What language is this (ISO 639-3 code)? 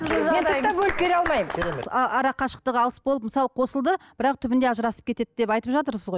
kaz